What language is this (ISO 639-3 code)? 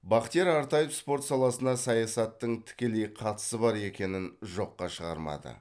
kaz